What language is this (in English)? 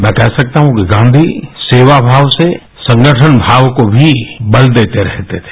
Hindi